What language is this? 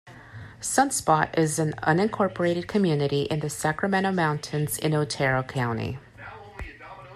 English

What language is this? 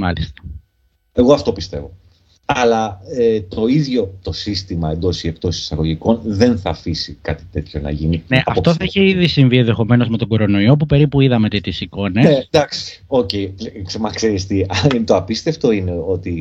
Greek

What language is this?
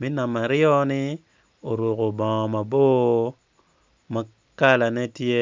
Acoli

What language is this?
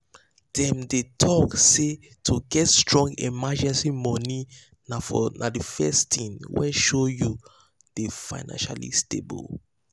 Nigerian Pidgin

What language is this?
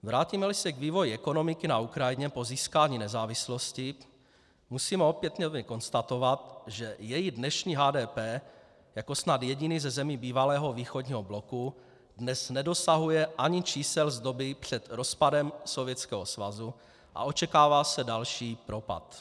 Czech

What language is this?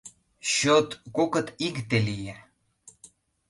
Mari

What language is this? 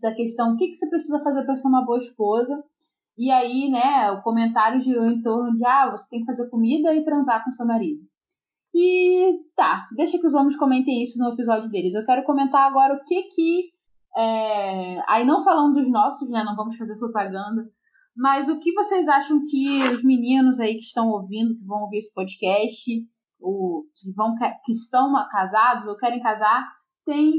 Portuguese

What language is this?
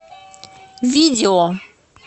Russian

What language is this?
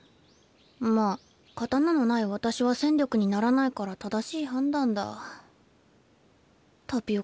Japanese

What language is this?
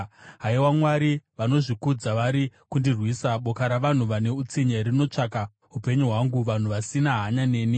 Shona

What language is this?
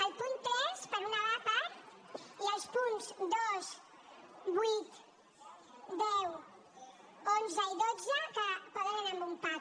Catalan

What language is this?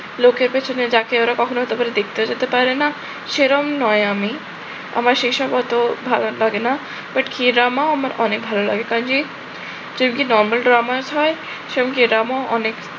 Bangla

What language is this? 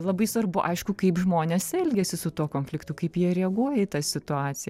Lithuanian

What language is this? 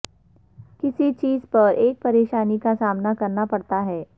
Urdu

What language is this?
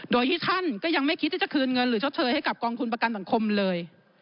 Thai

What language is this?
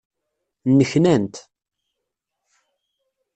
Kabyle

